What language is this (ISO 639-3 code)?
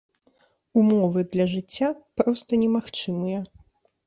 bel